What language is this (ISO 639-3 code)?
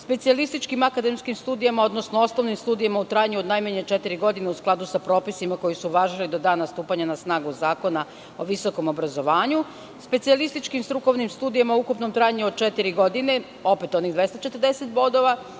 srp